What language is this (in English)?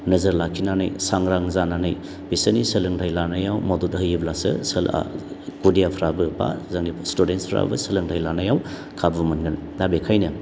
Bodo